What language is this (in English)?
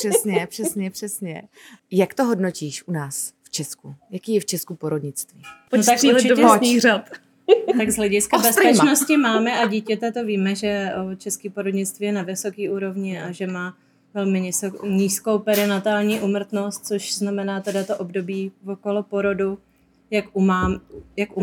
Czech